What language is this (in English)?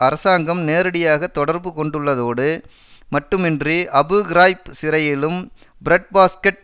Tamil